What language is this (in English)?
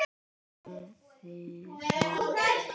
Icelandic